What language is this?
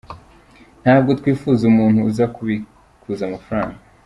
Kinyarwanda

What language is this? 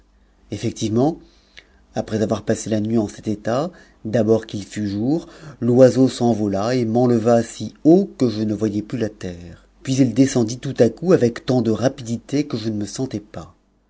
French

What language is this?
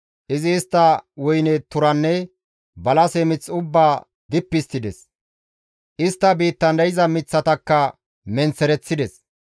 Gamo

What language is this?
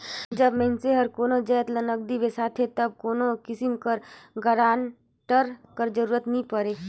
Chhattisgarhi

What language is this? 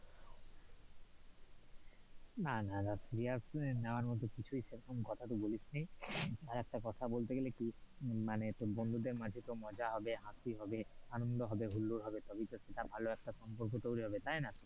Bangla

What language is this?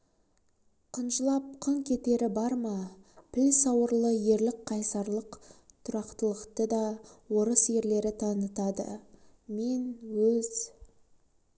Kazakh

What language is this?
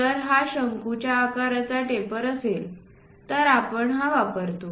Marathi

